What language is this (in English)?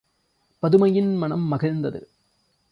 Tamil